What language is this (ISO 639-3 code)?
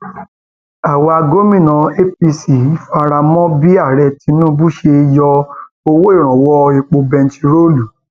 yor